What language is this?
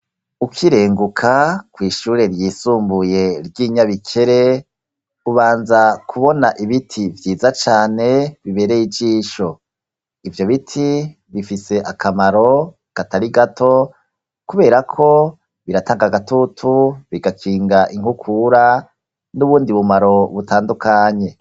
Rundi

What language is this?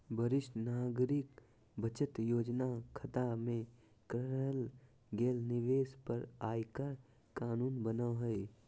Magahi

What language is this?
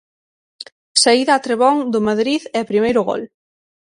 Galician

